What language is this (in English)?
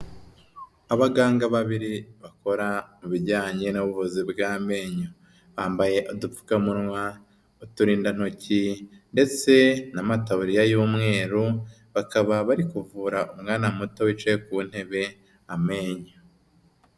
Kinyarwanda